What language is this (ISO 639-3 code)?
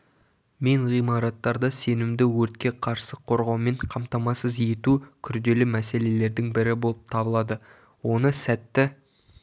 kaz